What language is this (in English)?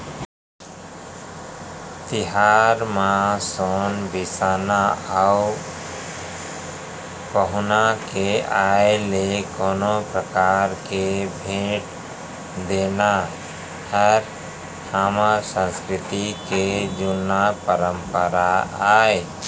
Chhattisgarhi